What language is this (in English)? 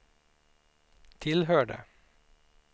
Swedish